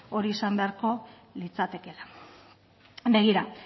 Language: Basque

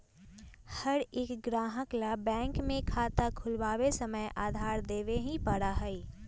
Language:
Magahi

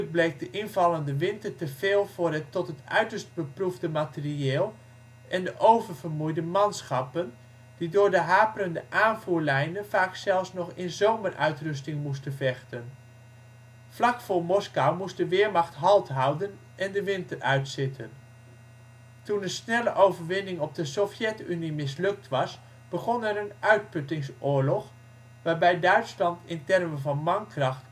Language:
Dutch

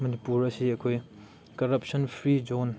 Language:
Manipuri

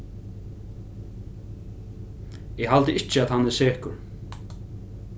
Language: Faroese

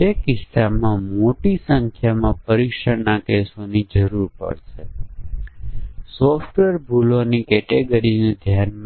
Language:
Gujarati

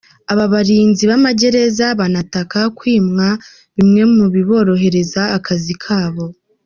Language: Kinyarwanda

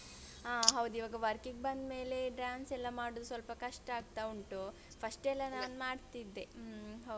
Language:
Kannada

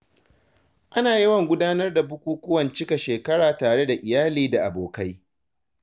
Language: Hausa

